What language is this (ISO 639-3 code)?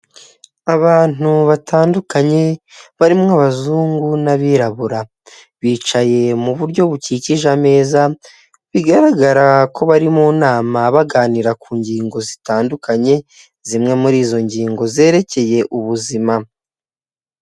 kin